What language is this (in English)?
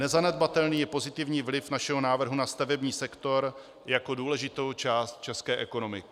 Czech